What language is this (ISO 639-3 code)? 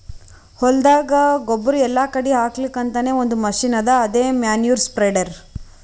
kan